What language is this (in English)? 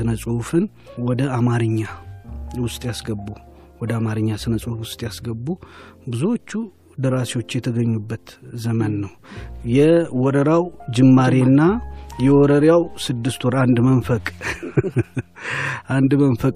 Amharic